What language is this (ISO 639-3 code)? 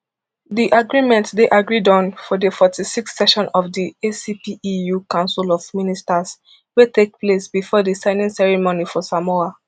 pcm